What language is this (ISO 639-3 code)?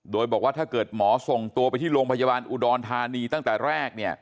tha